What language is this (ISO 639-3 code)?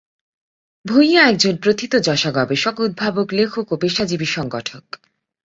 ben